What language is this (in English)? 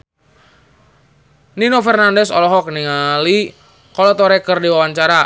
Sundanese